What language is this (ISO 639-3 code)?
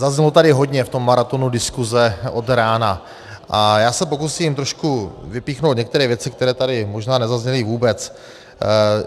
ces